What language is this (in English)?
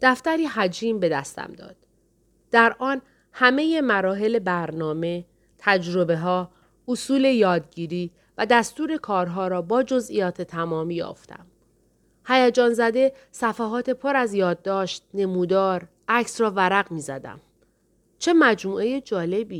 Persian